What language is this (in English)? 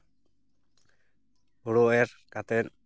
Santali